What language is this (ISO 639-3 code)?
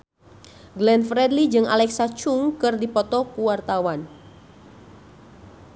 sun